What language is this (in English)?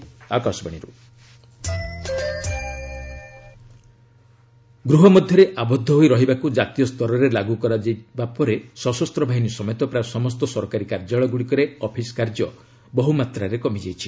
Odia